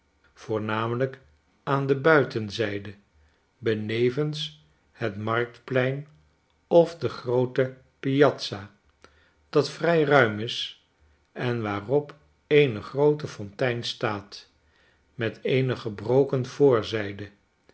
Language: Dutch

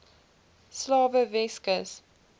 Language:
Afrikaans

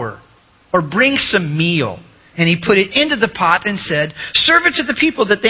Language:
English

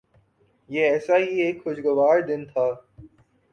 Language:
Urdu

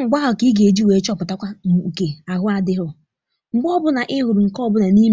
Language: Igbo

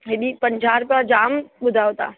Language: Sindhi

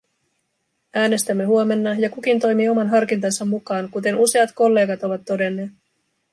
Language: Finnish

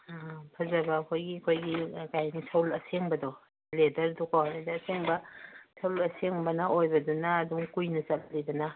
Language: Manipuri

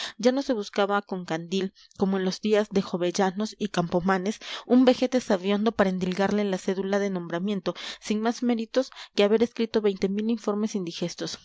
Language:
Spanish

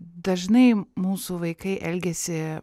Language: Lithuanian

